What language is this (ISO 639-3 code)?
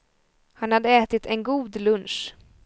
swe